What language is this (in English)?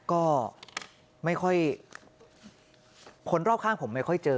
Thai